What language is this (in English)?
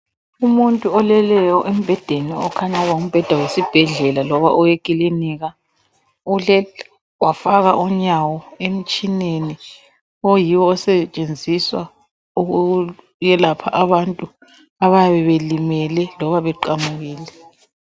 North Ndebele